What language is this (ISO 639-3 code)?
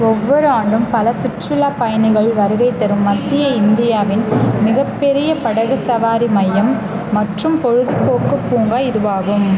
tam